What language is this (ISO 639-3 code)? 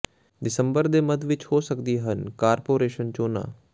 pan